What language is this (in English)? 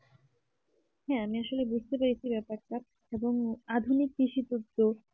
Bangla